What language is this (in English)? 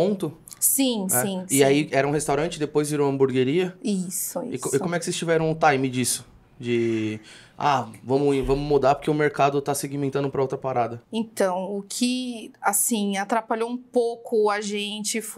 Portuguese